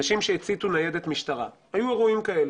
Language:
Hebrew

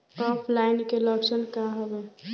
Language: Bhojpuri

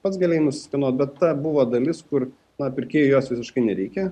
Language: Lithuanian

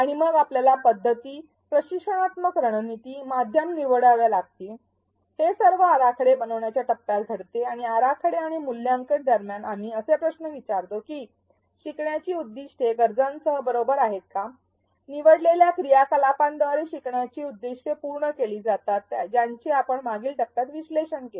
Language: Marathi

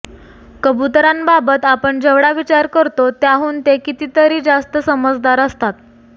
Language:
Marathi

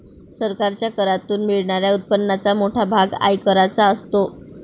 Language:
Marathi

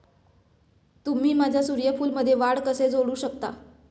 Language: Marathi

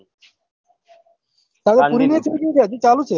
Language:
Gujarati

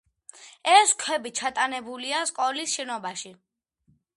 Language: Georgian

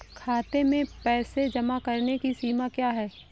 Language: Hindi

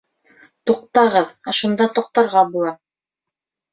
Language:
Bashkir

